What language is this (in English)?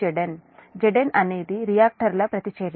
Telugu